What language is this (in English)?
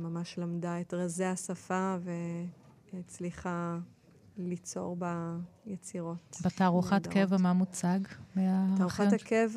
Hebrew